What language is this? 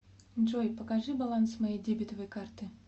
Russian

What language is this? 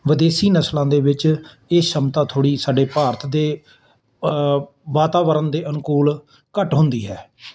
Punjabi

